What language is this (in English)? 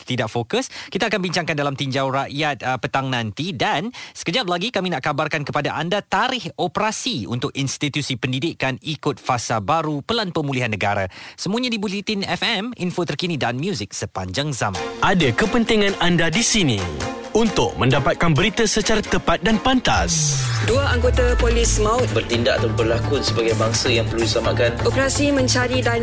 Malay